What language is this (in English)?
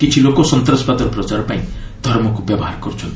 Odia